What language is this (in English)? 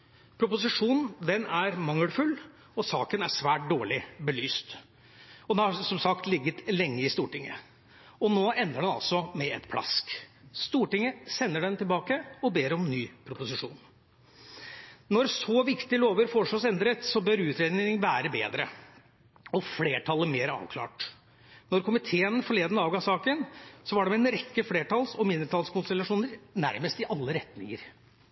Norwegian Bokmål